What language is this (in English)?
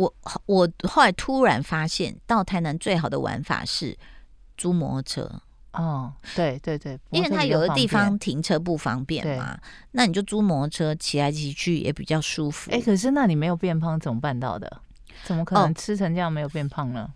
Chinese